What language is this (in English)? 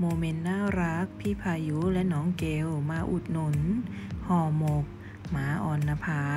Thai